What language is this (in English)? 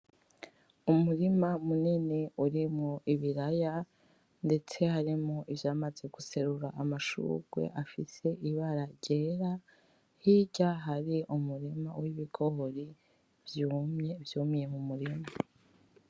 Rundi